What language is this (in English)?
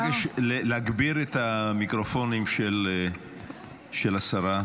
Hebrew